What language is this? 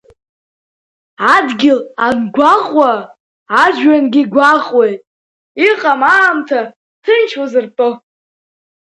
Abkhazian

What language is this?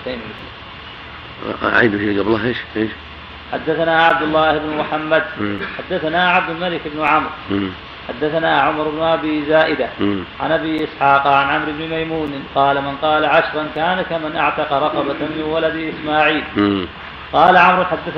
Arabic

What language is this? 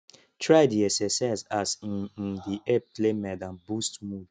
Nigerian Pidgin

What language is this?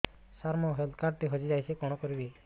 Odia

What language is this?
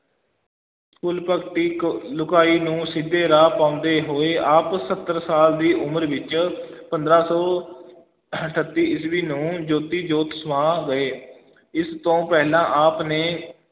Punjabi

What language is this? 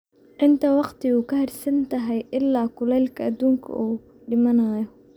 Somali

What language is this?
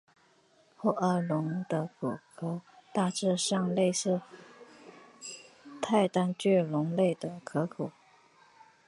Chinese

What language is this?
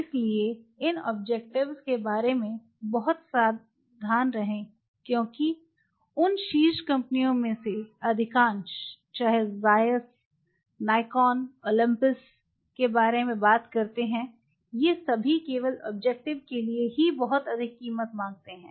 Hindi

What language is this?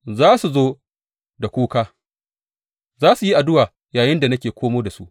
Hausa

